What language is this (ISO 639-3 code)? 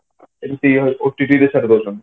ori